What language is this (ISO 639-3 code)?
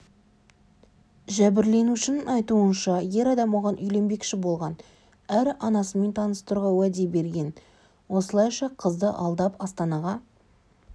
kaz